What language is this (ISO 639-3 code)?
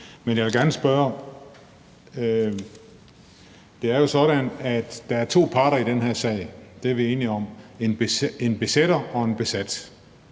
dan